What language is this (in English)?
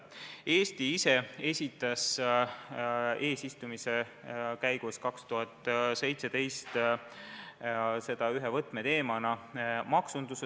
Estonian